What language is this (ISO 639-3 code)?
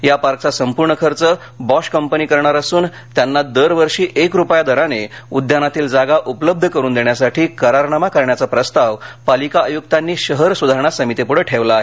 mar